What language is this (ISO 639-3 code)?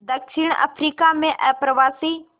hin